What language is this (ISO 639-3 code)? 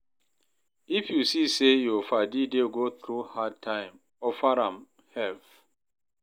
pcm